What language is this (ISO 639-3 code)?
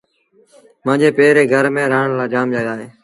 sbn